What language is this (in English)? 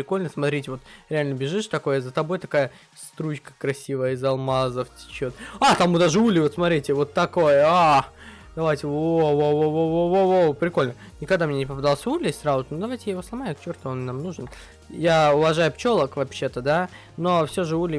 Russian